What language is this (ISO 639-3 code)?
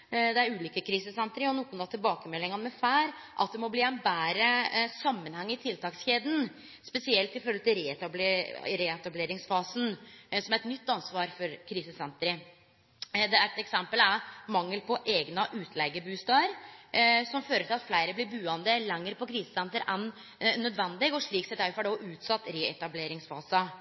nno